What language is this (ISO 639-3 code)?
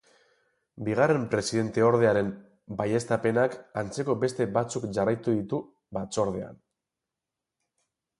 eus